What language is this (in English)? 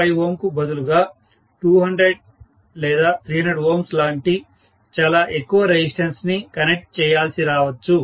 Telugu